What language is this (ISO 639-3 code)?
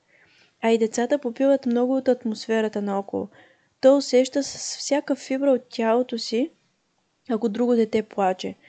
bul